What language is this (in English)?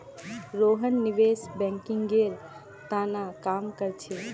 Magahi